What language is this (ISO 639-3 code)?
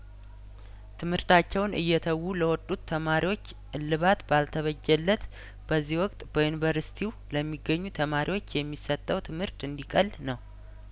amh